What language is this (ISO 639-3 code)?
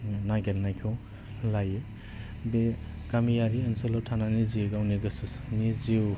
brx